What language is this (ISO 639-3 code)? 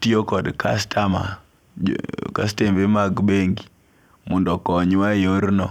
luo